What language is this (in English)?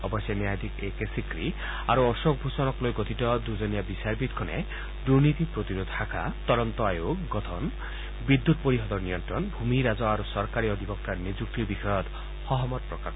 Assamese